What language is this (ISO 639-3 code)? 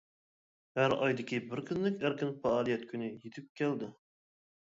uig